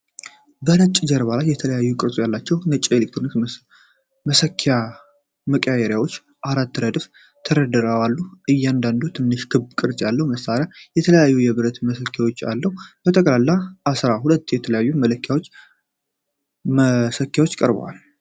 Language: Amharic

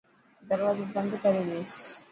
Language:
Dhatki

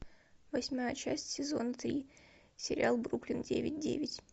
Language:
Russian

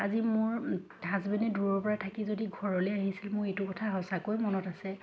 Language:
Assamese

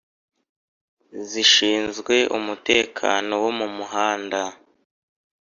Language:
Kinyarwanda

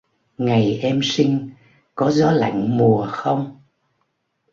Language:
Vietnamese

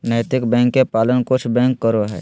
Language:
Magahi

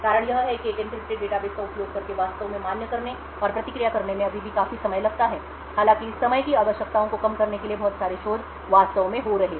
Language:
Hindi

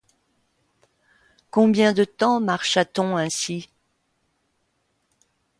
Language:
French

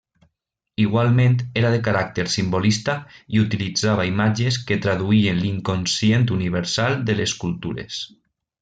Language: Catalan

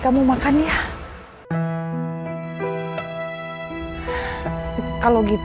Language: Indonesian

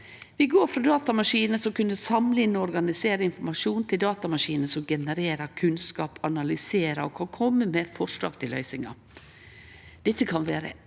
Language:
Norwegian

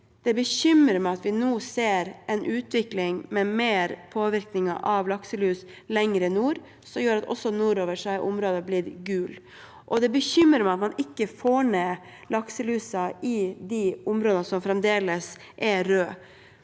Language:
Norwegian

